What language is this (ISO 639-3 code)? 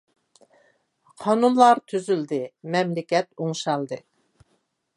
uig